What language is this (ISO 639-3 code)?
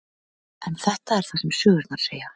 isl